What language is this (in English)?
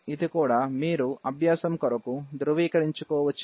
Telugu